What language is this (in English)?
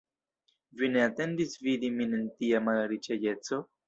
Esperanto